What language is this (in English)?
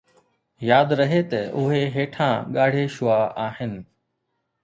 Sindhi